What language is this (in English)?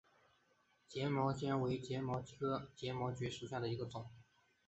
Chinese